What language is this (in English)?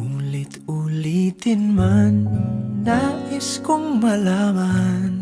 Filipino